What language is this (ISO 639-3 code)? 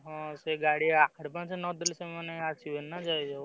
ori